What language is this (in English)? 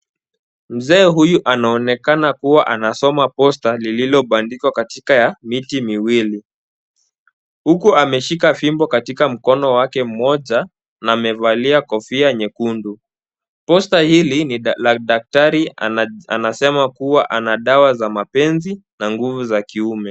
Swahili